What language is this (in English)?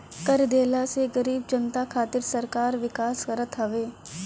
Bhojpuri